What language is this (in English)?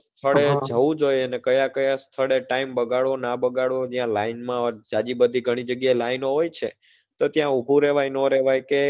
Gujarati